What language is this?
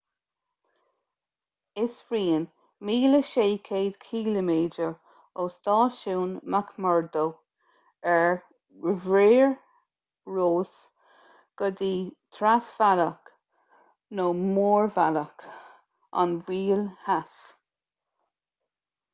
Irish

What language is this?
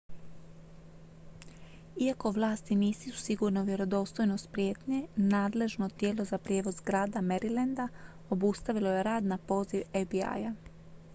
Croatian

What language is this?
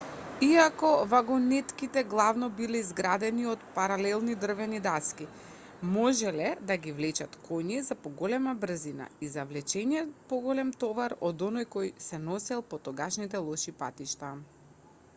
Macedonian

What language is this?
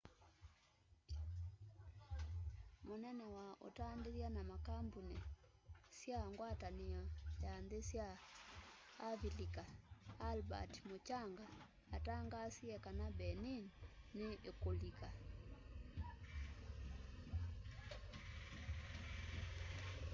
Kamba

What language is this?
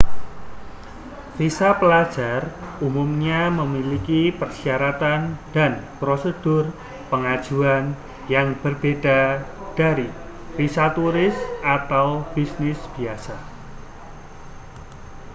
Indonesian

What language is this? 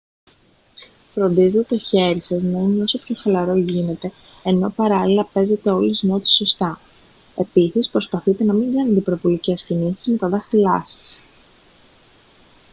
Greek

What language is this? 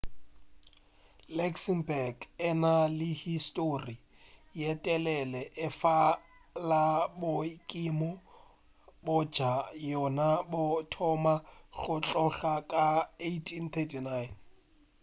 Northern Sotho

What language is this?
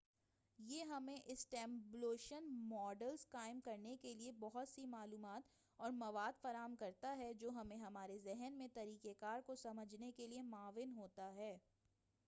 Urdu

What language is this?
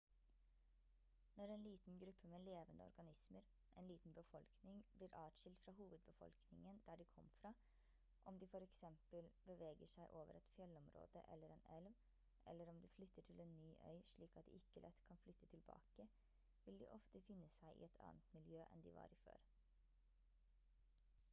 Norwegian Bokmål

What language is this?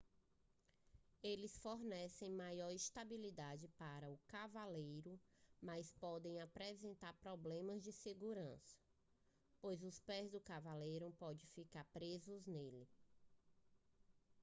Portuguese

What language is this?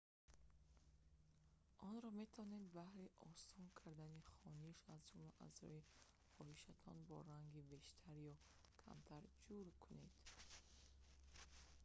Tajik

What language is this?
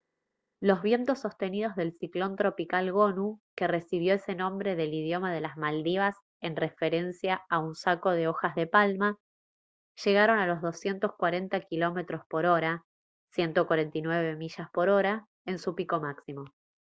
Spanish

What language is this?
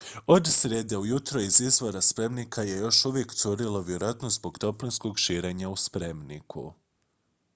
Croatian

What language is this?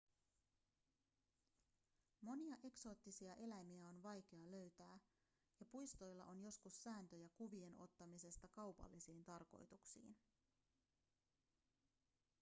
Finnish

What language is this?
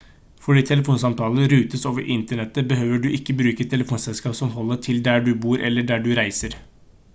Norwegian Bokmål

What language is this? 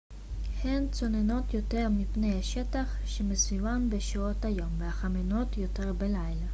Hebrew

